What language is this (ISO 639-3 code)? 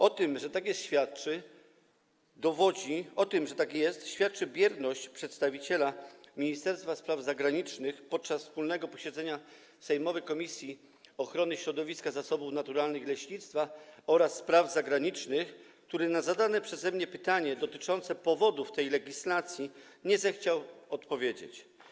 pol